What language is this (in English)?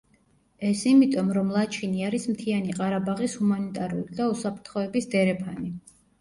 Georgian